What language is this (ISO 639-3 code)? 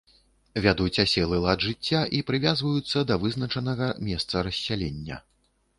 bel